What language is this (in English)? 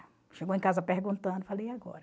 Portuguese